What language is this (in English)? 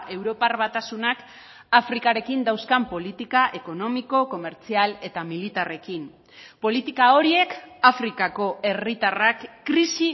Basque